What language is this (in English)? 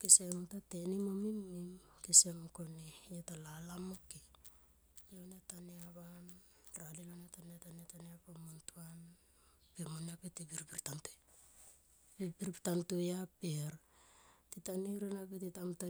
Tomoip